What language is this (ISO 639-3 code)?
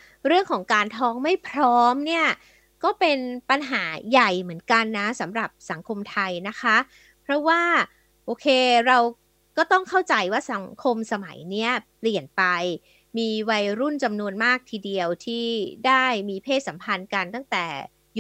tha